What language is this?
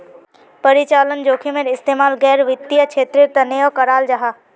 Magahi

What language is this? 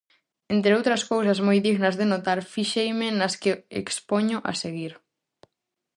Galician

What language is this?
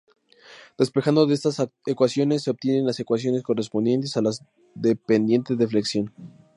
Spanish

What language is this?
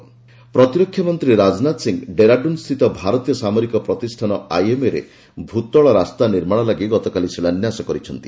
Odia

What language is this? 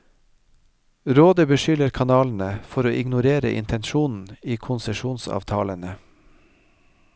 Norwegian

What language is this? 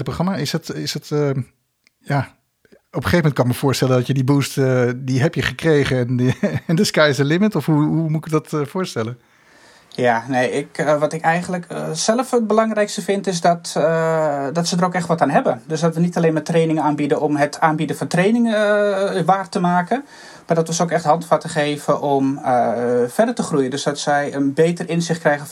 Dutch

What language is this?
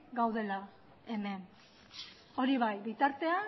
Basque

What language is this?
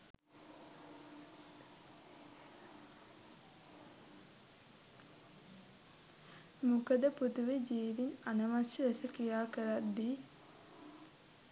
Sinhala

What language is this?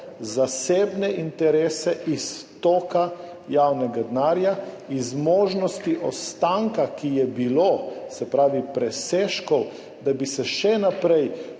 Slovenian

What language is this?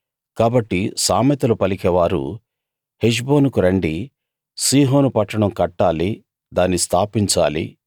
Telugu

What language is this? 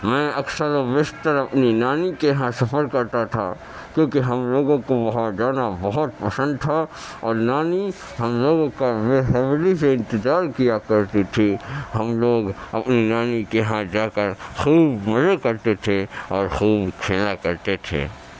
Urdu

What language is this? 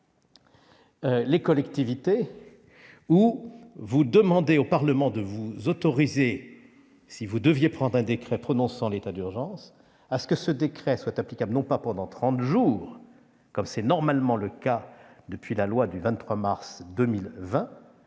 French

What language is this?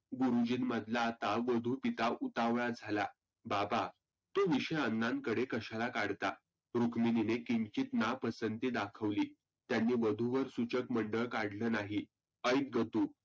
Marathi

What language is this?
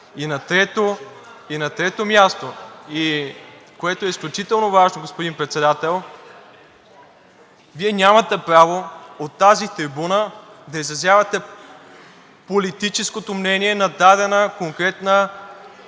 Bulgarian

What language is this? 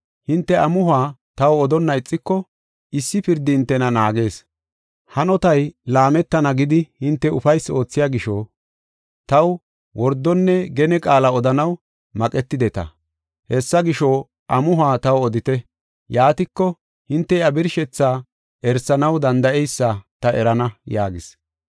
Gofa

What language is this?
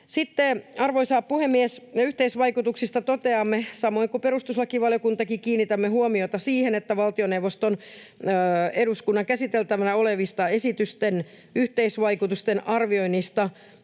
Finnish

